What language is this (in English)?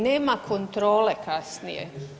Croatian